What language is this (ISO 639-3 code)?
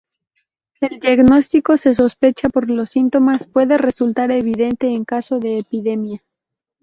spa